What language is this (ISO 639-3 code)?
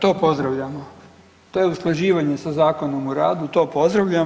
hrv